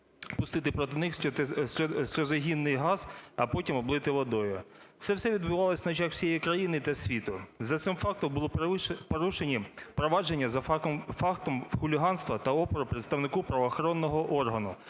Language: Ukrainian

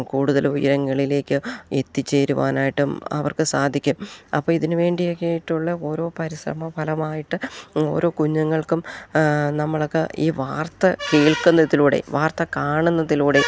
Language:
Malayalam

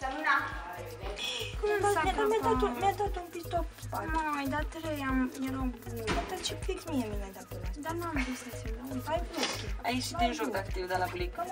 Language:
Romanian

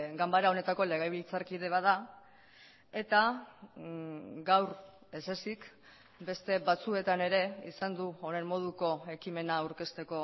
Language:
Basque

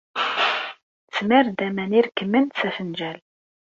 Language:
Kabyle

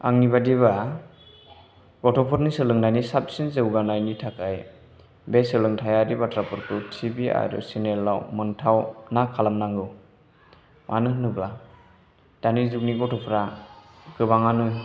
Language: Bodo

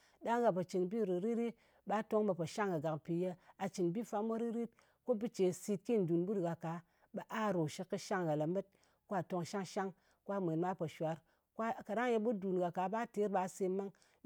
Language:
Ngas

